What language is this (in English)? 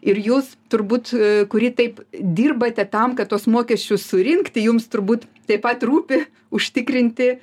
Lithuanian